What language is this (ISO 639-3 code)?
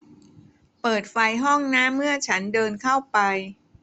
tha